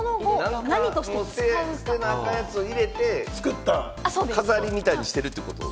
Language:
Japanese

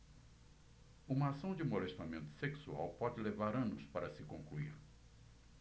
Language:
Portuguese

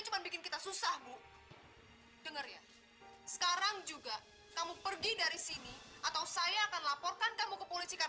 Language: Indonesian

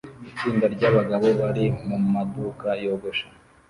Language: Kinyarwanda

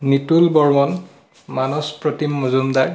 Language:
Assamese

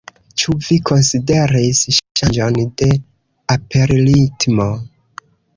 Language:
Esperanto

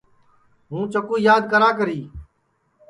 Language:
Sansi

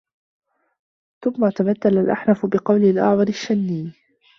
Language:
Arabic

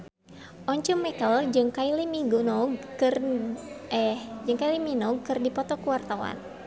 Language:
Sundanese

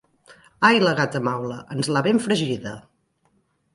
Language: Catalan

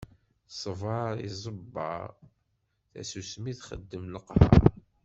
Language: Kabyle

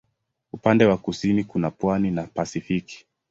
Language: Swahili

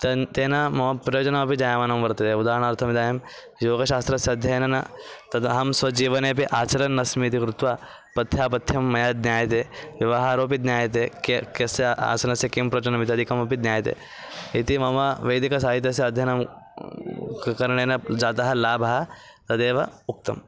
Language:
Sanskrit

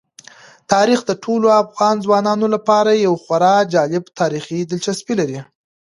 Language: Pashto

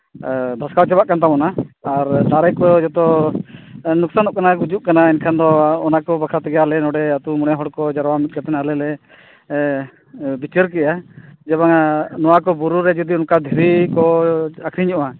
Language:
Santali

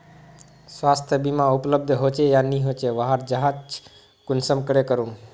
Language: Magahi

